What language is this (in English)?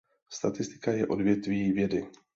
Czech